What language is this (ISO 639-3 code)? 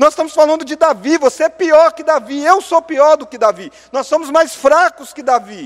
por